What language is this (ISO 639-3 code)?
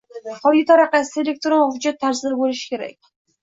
uzb